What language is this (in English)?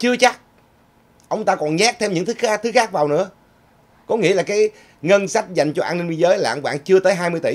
Vietnamese